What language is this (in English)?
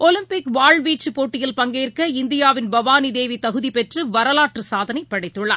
Tamil